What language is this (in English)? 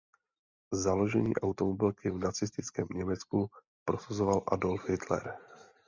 Czech